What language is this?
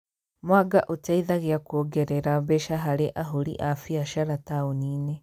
Kikuyu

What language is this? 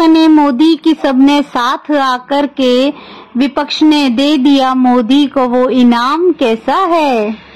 Hindi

